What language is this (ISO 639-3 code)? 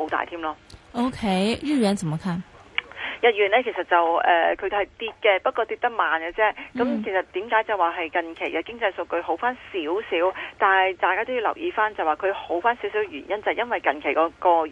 zho